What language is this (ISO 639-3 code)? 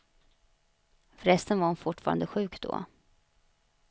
swe